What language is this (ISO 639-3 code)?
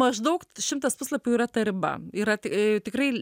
lit